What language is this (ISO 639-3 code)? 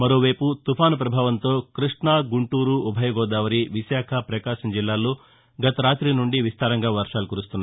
tel